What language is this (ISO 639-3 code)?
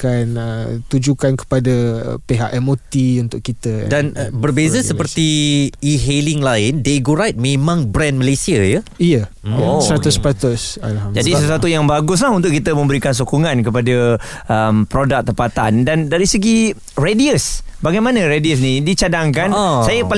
msa